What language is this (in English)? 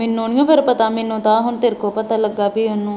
Punjabi